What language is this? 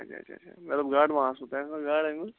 Kashmiri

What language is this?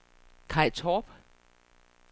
Danish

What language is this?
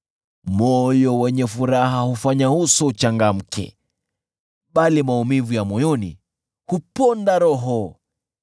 Swahili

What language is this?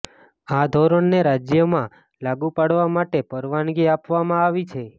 Gujarati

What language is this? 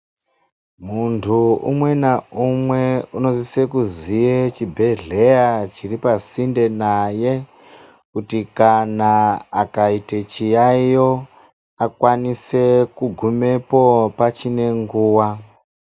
Ndau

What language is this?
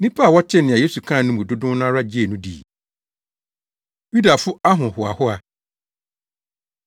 Akan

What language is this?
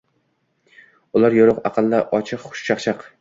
Uzbek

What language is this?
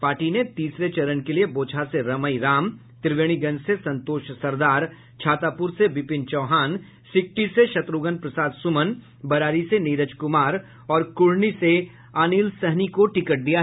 Hindi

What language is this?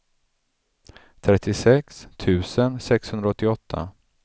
Swedish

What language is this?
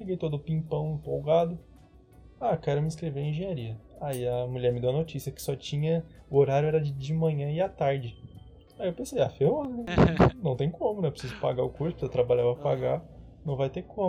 Portuguese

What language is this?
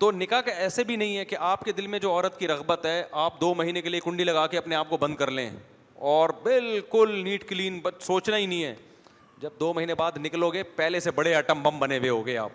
Urdu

